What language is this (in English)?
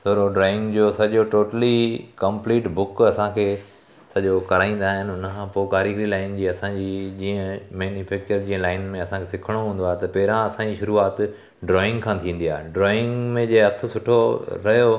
Sindhi